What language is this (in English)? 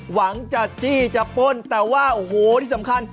Thai